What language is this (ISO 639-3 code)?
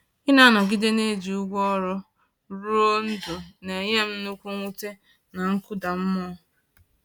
ibo